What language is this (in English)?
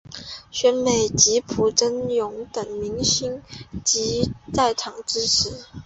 Chinese